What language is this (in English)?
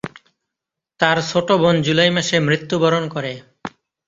Bangla